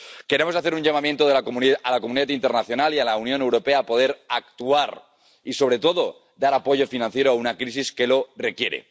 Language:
Spanish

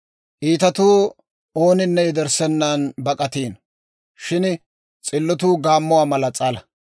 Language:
Dawro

